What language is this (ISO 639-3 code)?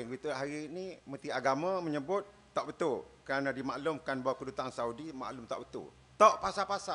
msa